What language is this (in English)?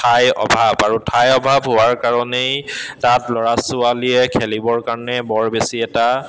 Assamese